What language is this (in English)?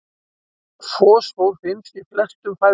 Icelandic